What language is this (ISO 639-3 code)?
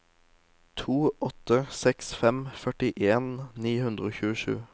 nor